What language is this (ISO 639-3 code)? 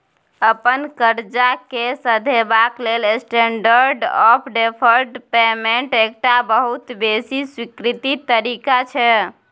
mai